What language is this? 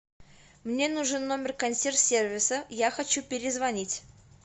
Russian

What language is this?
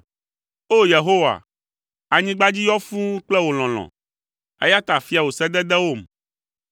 Ewe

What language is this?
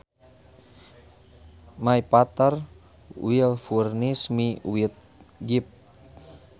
Sundanese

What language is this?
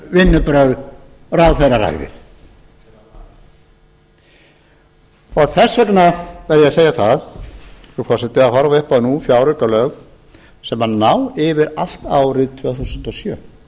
Icelandic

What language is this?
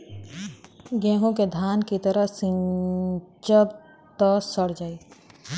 Bhojpuri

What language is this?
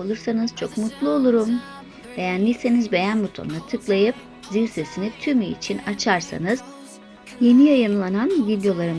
Turkish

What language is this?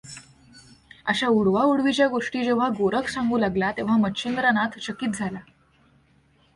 Marathi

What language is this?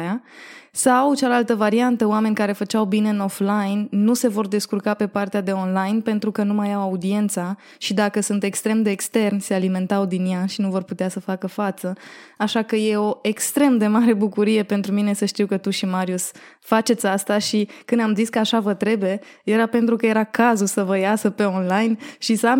Romanian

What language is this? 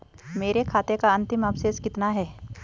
Hindi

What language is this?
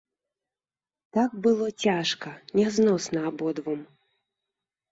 Belarusian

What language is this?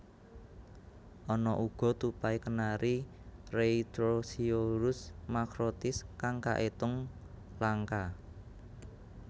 Javanese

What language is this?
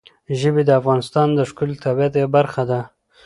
Pashto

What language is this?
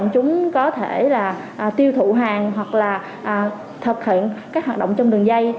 Vietnamese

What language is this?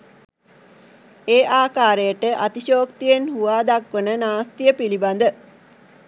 Sinhala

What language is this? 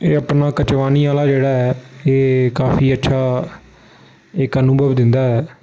Dogri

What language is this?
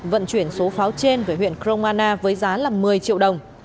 Vietnamese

